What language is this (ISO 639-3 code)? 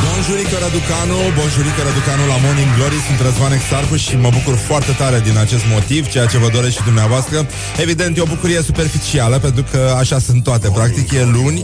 ron